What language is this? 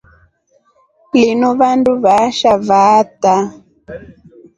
Rombo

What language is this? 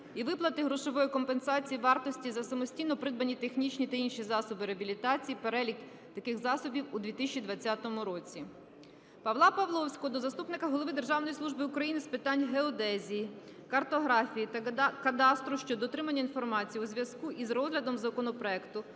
Ukrainian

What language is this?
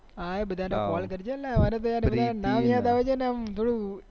Gujarati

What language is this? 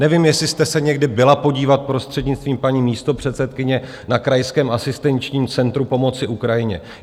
Czech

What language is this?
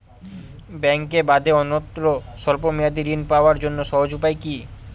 Bangla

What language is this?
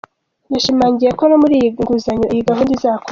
Kinyarwanda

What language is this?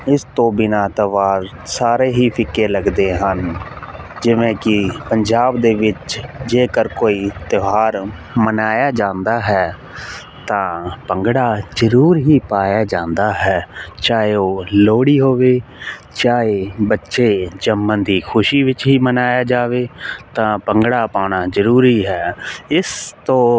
Punjabi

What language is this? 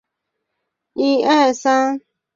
Chinese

